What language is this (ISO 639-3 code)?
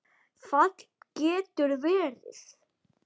isl